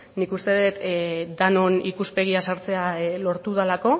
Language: Basque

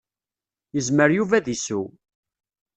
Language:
Kabyle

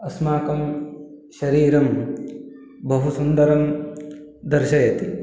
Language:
Sanskrit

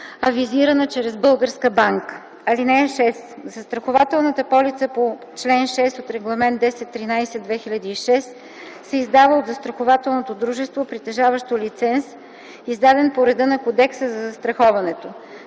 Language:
Bulgarian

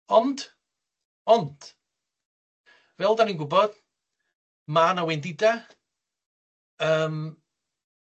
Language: Welsh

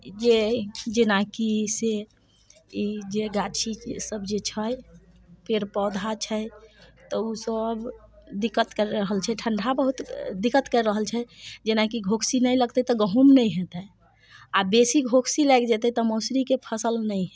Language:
Maithili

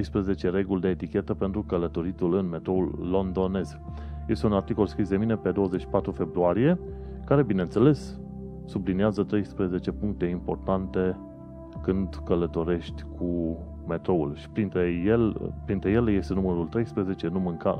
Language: Romanian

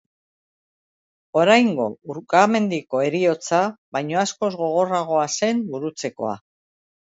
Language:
Basque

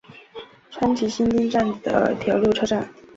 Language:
Chinese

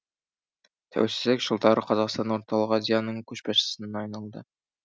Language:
Kazakh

